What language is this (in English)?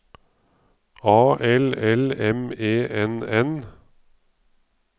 Norwegian